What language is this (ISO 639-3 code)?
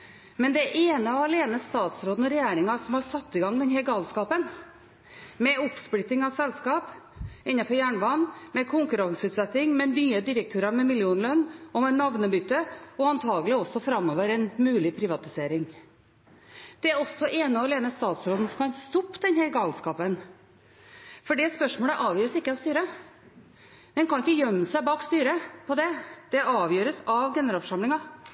nob